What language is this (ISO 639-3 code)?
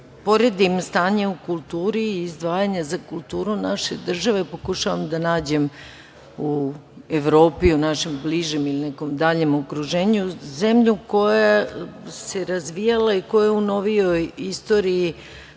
srp